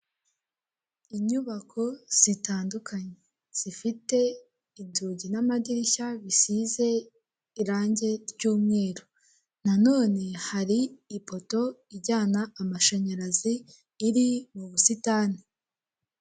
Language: Kinyarwanda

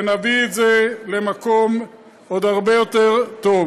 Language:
Hebrew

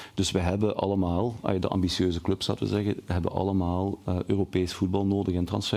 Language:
Dutch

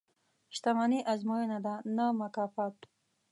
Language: Pashto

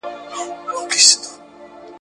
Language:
Pashto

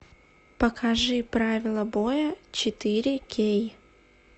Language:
Russian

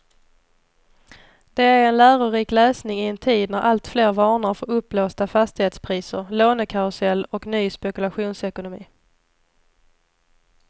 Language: Swedish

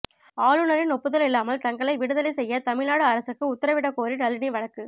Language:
Tamil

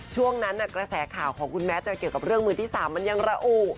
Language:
Thai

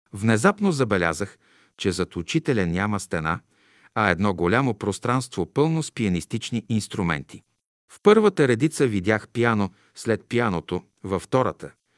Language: Bulgarian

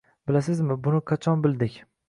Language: Uzbek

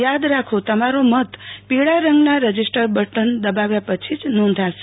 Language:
Gujarati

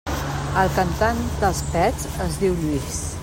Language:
Catalan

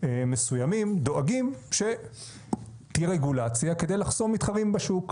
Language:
Hebrew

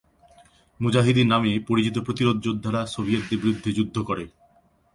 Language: Bangla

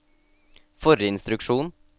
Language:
Norwegian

